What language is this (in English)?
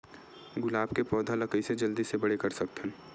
Chhattisgarhi